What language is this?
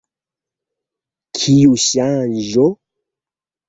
Esperanto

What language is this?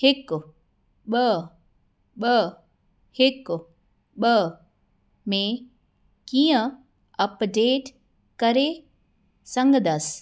Sindhi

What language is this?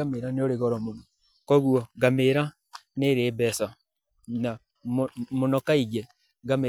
Kikuyu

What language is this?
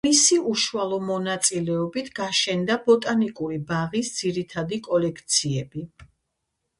Georgian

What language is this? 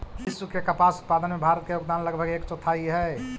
Magahi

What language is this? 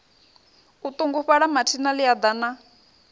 Venda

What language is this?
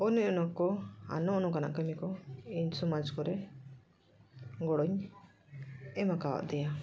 Santali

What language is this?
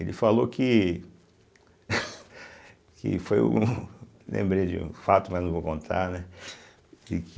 Portuguese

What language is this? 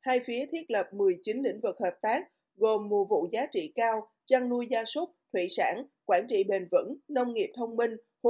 Vietnamese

